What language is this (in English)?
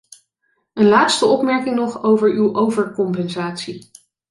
Dutch